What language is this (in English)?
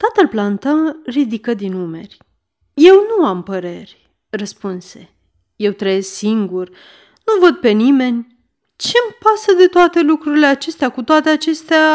Romanian